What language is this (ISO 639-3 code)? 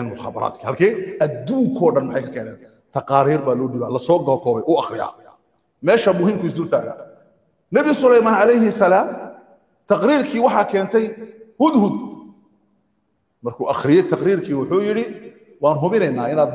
ara